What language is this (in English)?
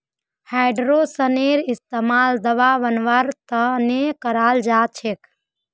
Magahi